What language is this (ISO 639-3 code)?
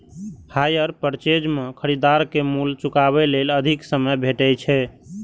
mai